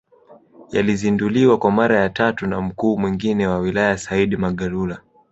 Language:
Swahili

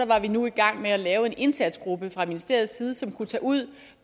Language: Danish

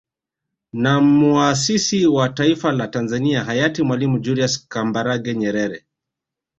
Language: Swahili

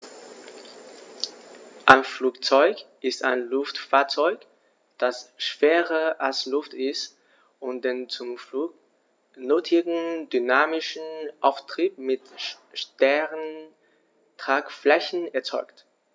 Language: German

